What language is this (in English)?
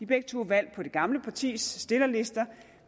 Danish